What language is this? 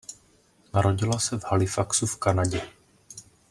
Czech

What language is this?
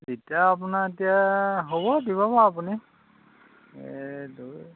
Assamese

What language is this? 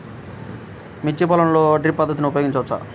Telugu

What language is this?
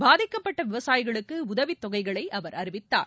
Tamil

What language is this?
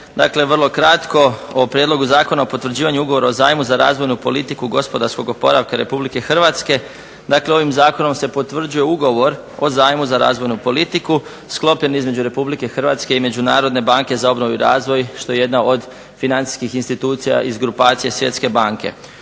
Croatian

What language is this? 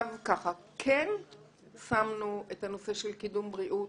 Hebrew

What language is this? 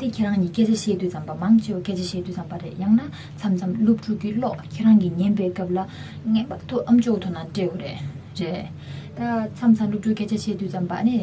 Korean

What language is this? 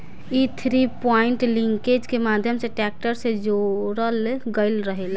Bhojpuri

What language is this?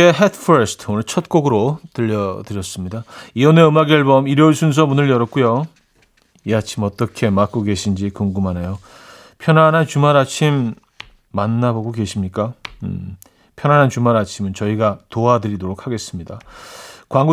Korean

